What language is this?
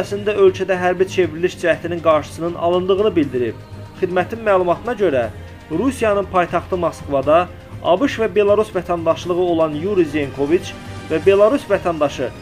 Turkish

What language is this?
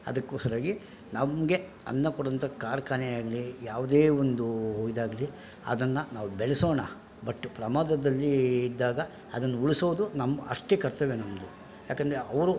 Kannada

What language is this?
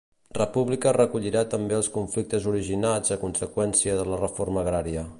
Catalan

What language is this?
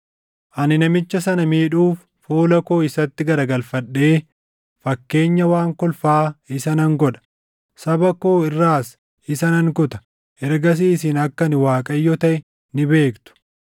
Oromo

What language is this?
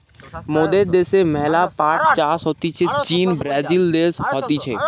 Bangla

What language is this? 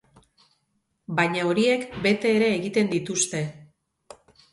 Basque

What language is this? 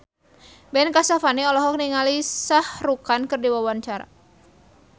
Sundanese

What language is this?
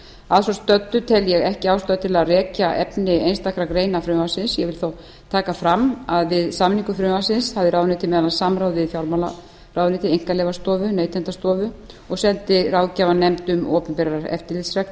Icelandic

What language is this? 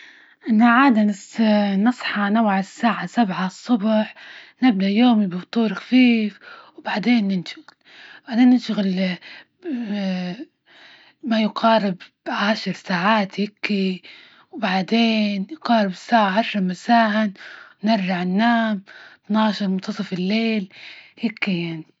Libyan Arabic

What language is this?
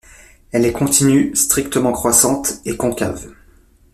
French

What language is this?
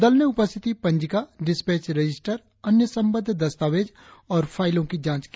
Hindi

